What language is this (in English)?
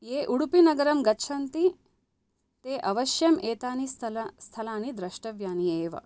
Sanskrit